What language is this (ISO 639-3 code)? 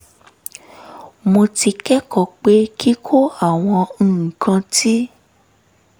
yor